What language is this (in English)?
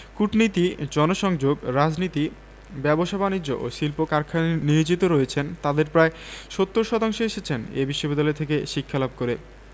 Bangla